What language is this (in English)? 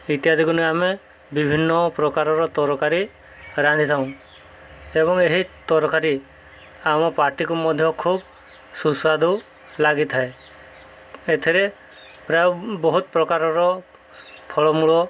Odia